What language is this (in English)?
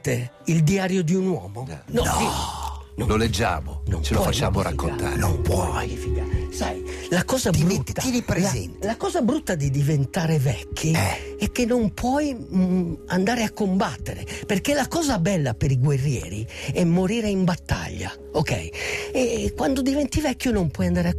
Italian